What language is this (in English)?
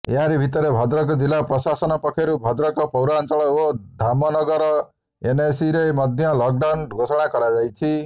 Odia